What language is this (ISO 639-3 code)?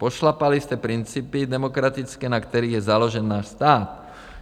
ces